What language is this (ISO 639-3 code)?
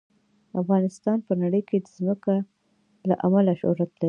pus